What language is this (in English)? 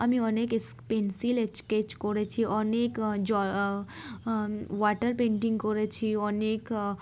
Bangla